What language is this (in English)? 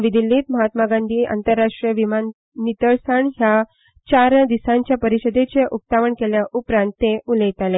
Konkani